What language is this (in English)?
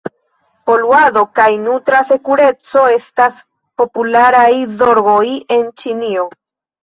Esperanto